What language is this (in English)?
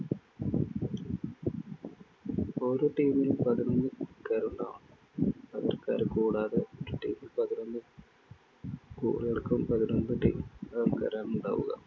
Malayalam